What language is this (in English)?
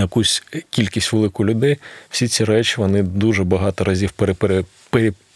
Ukrainian